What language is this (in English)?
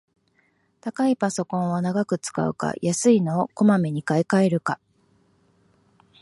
Japanese